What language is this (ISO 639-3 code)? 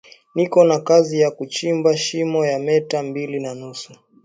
swa